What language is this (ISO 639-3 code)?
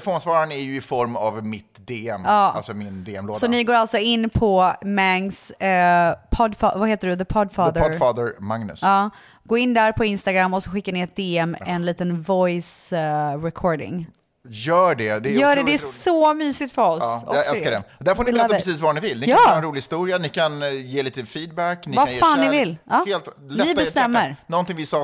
swe